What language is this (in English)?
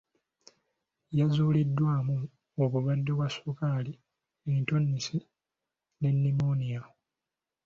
Ganda